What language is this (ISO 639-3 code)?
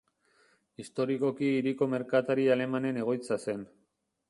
eus